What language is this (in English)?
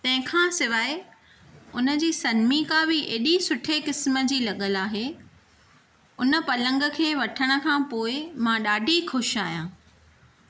Sindhi